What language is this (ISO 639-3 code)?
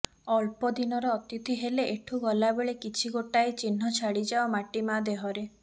ori